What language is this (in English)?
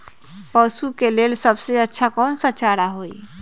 Magahi